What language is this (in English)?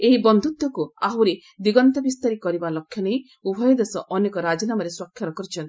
Odia